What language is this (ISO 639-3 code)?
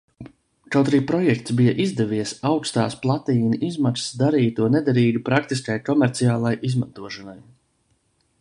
lav